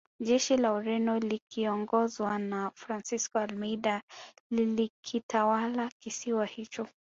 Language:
Swahili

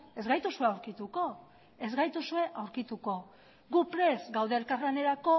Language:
Basque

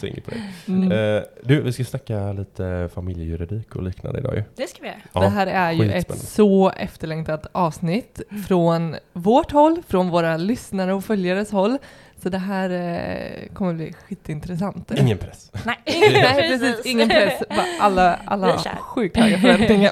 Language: Swedish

